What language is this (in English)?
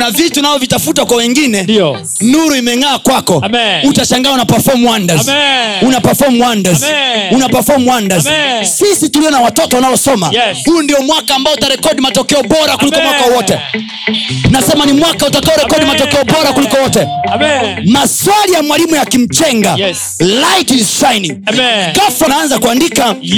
Swahili